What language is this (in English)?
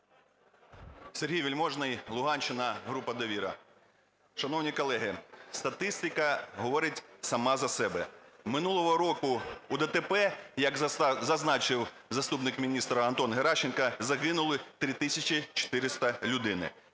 Ukrainian